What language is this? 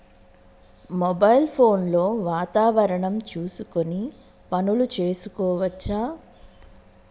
Telugu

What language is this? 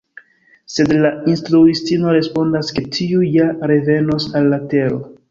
Esperanto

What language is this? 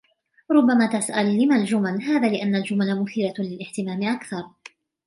Arabic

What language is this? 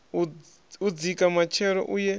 Venda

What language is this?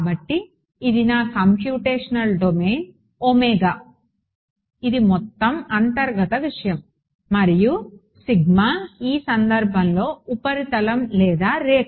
Telugu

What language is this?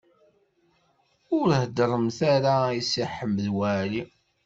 Kabyle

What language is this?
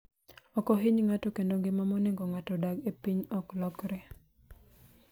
Luo (Kenya and Tanzania)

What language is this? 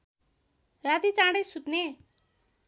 Nepali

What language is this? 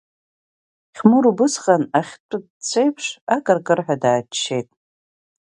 Abkhazian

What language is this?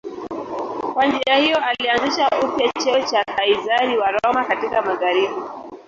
Swahili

